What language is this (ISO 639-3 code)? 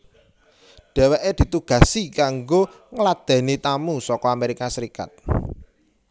jav